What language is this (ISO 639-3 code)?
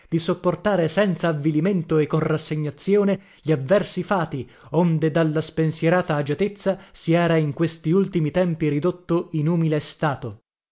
ita